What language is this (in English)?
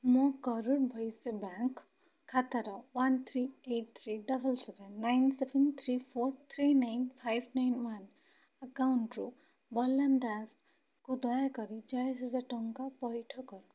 Odia